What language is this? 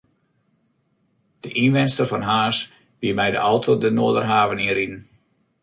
Western Frisian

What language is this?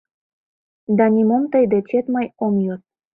Mari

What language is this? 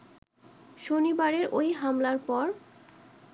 Bangla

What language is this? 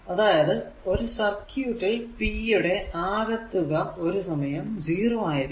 Malayalam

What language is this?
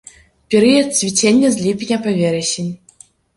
Belarusian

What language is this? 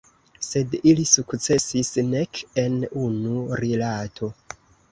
Esperanto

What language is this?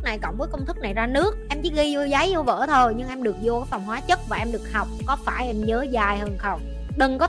Vietnamese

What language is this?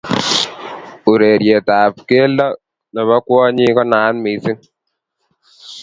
Kalenjin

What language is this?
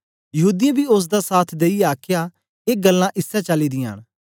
Dogri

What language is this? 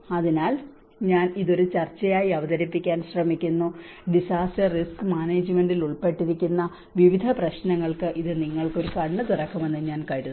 Malayalam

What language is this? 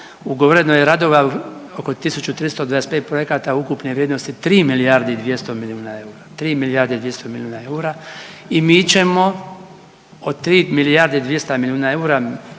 Croatian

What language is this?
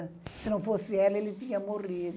Portuguese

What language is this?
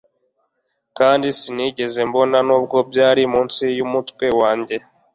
Kinyarwanda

